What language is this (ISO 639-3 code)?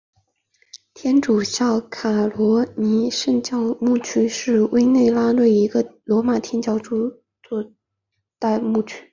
zho